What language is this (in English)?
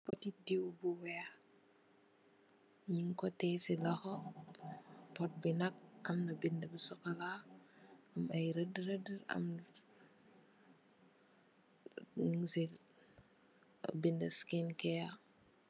Wolof